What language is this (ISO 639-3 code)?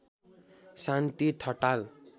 nep